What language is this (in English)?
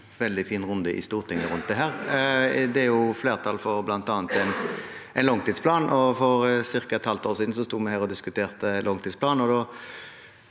Norwegian